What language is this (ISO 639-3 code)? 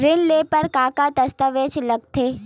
hne